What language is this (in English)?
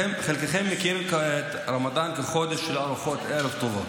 Hebrew